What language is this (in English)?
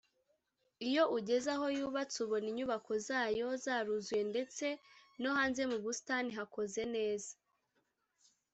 Kinyarwanda